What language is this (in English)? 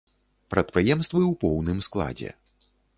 Belarusian